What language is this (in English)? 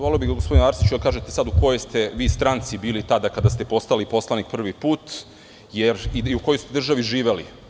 Serbian